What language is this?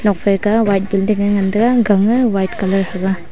Wancho Naga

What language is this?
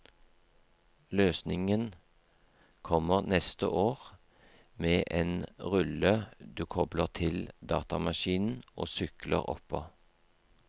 Norwegian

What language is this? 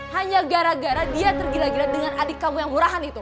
Indonesian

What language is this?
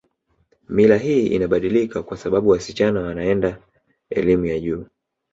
Swahili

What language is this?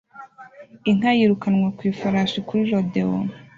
Kinyarwanda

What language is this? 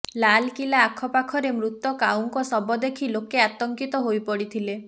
Odia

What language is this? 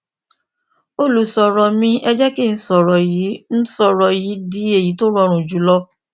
Yoruba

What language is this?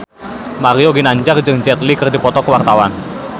Sundanese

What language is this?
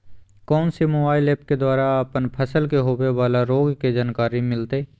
Magahi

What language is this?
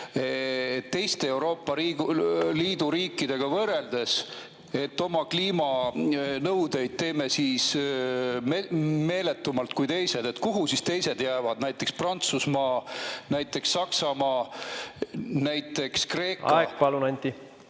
Estonian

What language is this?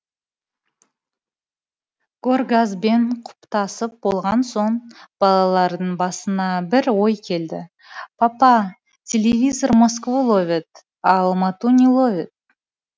Kazakh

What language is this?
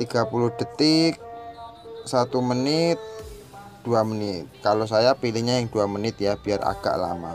Indonesian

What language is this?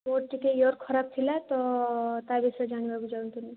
Odia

